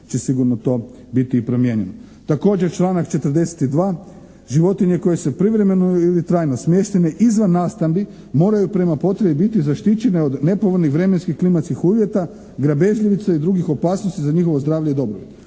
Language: Croatian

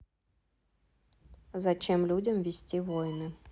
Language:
Russian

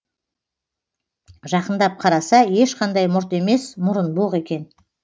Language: Kazakh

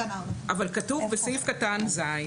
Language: Hebrew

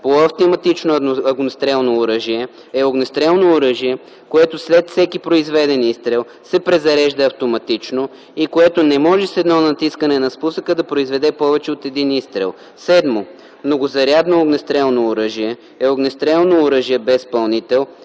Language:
Bulgarian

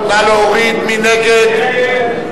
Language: Hebrew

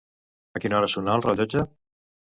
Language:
Catalan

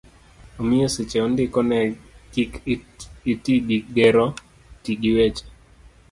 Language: Luo (Kenya and Tanzania)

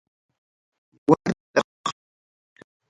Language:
Ayacucho Quechua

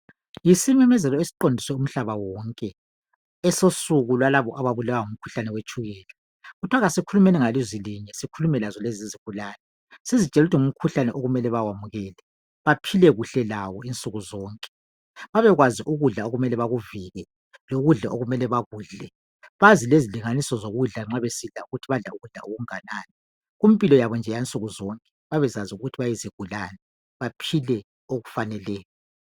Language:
North Ndebele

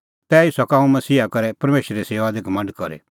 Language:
Kullu Pahari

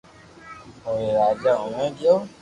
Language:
Loarki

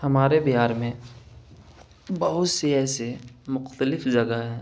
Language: Urdu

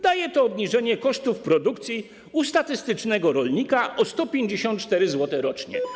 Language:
Polish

